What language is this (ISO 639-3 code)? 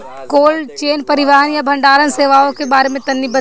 bho